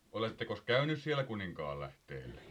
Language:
Finnish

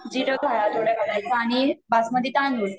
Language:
Marathi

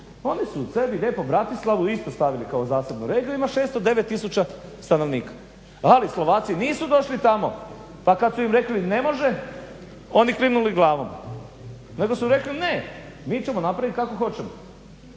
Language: Croatian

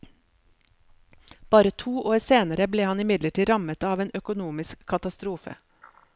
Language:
Norwegian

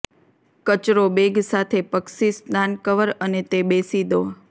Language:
Gujarati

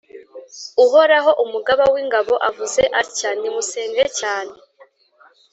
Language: Kinyarwanda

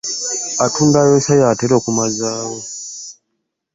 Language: Ganda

